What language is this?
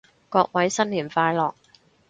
Cantonese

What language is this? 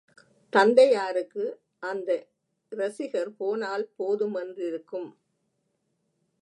Tamil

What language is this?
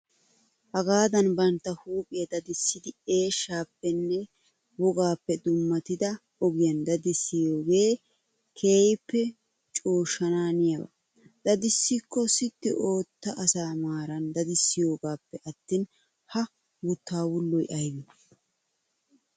Wolaytta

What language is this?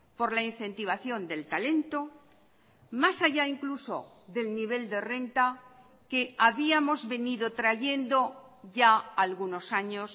Spanish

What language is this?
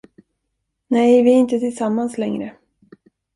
Swedish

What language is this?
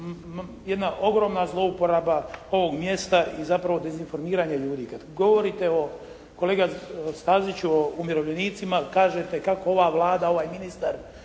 Croatian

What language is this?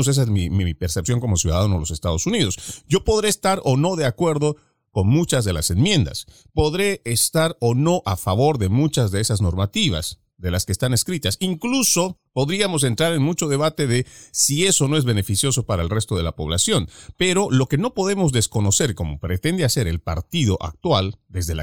Spanish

